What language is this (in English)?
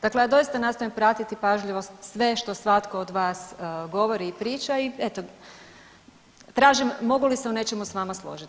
Croatian